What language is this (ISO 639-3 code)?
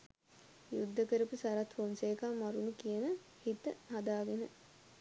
sin